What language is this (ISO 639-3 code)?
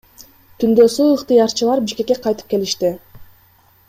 kir